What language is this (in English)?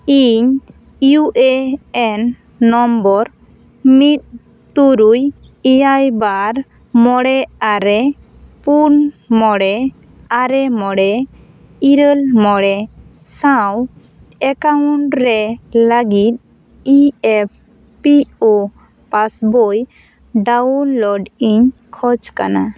Santali